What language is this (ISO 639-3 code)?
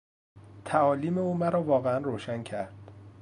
fas